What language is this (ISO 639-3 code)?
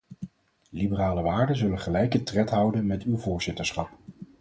nld